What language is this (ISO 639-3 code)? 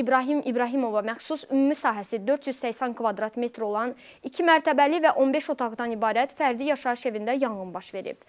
tur